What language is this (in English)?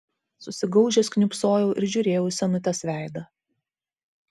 Lithuanian